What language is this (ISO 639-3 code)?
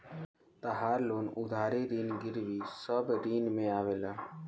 bho